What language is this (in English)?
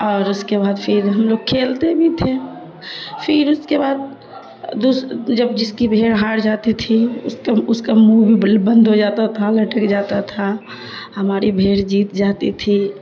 Urdu